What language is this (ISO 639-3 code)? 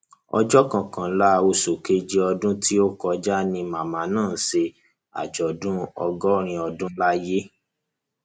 yor